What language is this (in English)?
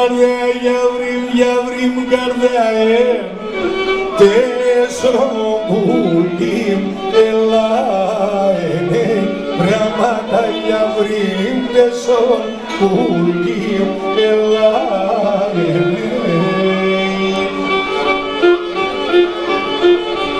Greek